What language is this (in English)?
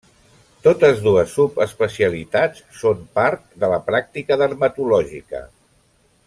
Catalan